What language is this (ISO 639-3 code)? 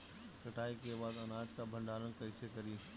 bho